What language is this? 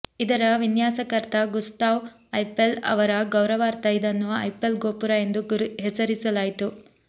Kannada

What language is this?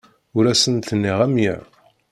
Kabyle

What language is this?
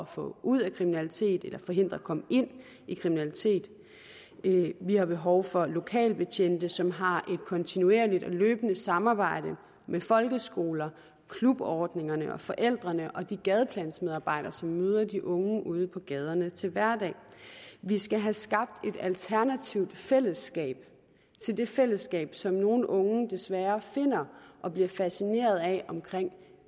Danish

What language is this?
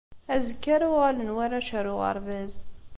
Kabyle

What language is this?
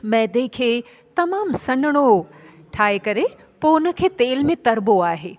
Sindhi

